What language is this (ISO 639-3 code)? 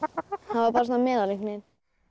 isl